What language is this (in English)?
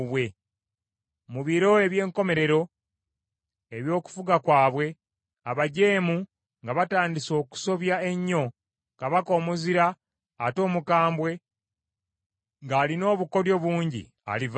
Ganda